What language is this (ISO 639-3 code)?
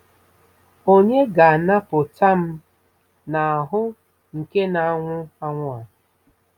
ibo